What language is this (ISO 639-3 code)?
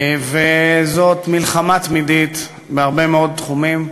heb